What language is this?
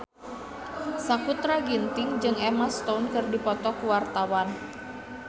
Sundanese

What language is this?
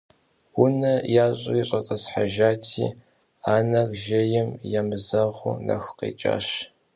Kabardian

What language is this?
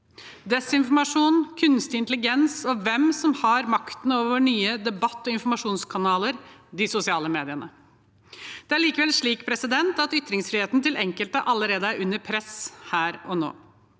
Norwegian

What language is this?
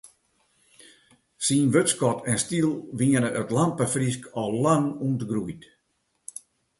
Western Frisian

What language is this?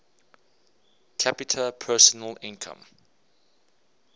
English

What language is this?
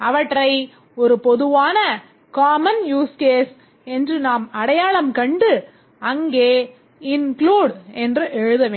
Tamil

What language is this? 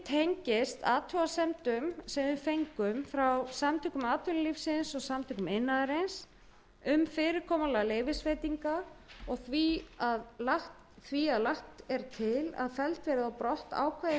Icelandic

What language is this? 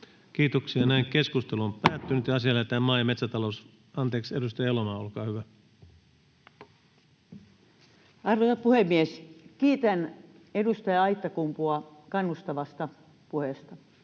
Finnish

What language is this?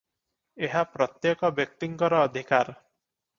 Odia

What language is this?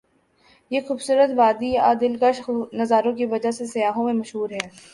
Urdu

